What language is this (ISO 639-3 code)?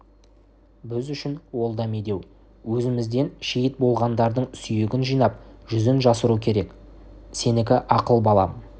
kaz